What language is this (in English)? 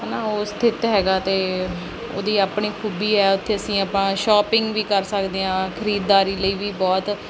Punjabi